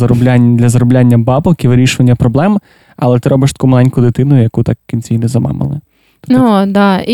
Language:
Ukrainian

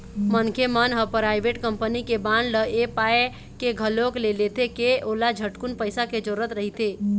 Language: Chhattisgarhi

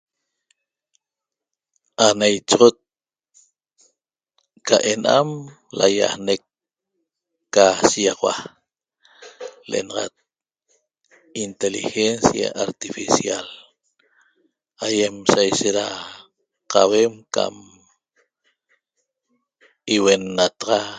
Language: Toba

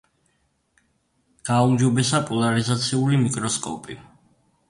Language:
Georgian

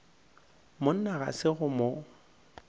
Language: Northern Sotho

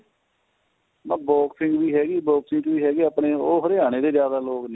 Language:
Punjabi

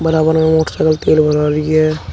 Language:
Hindi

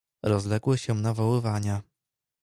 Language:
Polish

